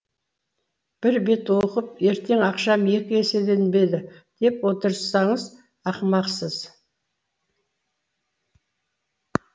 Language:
Kazakh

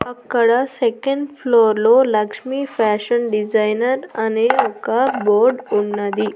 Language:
Telugu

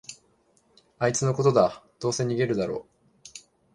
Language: Japanese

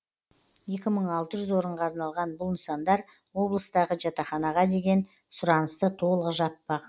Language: Kazakh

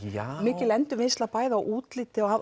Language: Icelandic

